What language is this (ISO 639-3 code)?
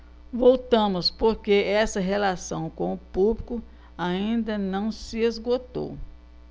por